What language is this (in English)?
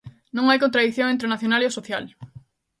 Galician